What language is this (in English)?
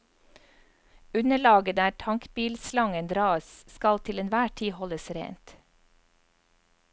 Norwegian